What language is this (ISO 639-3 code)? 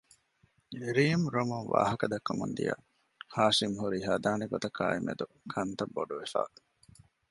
div